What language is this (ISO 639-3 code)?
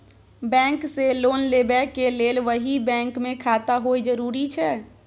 mai